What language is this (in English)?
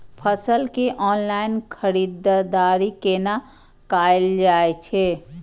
Maithili